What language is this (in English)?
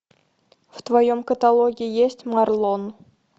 Russian